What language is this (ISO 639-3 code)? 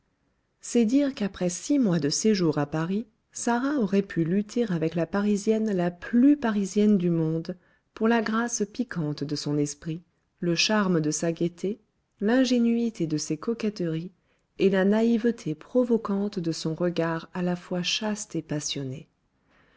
fra